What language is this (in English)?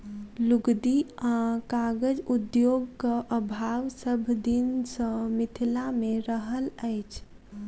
Maithili